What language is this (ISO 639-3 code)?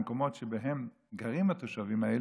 heb